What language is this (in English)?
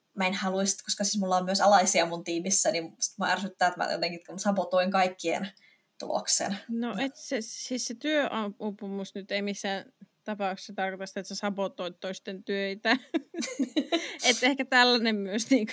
Finnish